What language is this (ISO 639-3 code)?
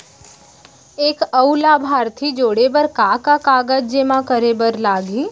hne